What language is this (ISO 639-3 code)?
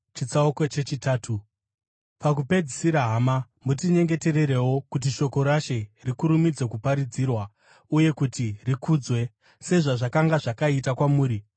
sna